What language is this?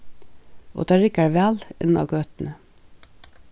Faroese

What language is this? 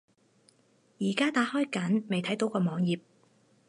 Cantonese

